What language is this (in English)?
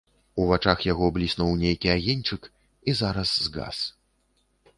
Belarusian